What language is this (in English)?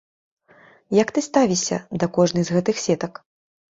Belarusian